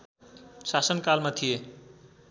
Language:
Nepali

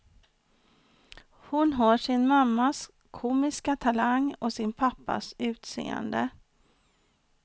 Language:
Swedish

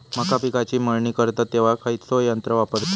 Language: Marathi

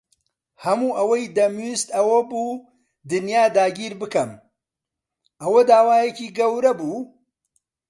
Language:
Central Kurdish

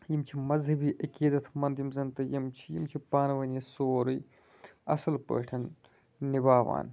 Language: Kashmiri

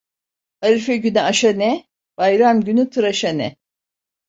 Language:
Turkish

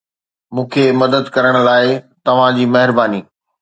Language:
Sindhi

